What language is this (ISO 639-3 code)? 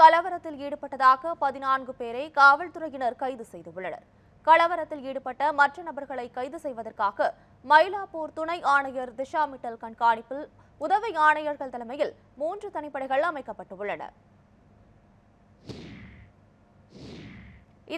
tur